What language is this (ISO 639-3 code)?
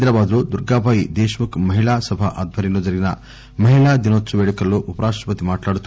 tel